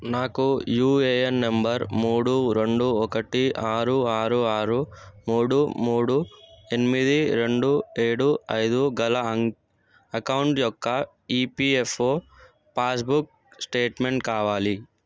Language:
Telugu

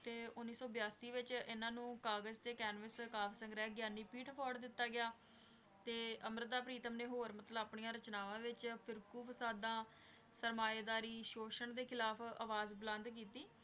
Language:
Punjabi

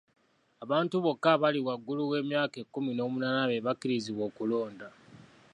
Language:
Ganda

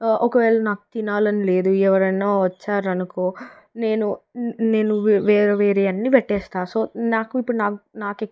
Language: Telugu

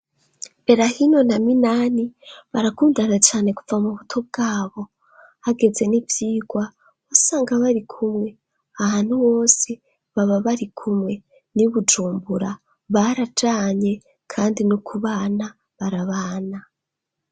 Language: Rundi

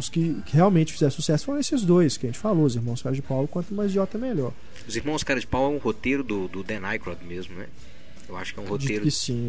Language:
Portuguese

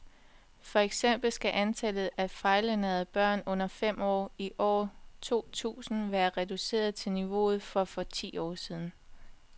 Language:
Danish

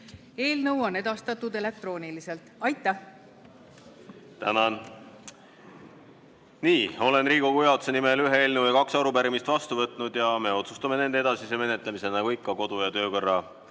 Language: Estonian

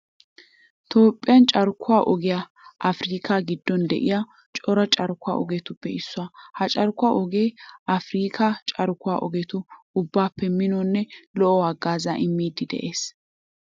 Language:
Wolaytta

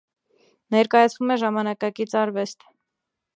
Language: Armenian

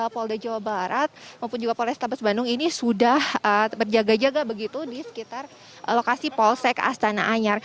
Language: Indonesian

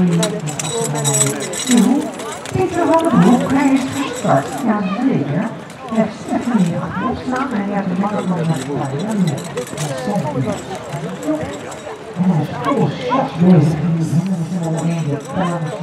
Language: Dutch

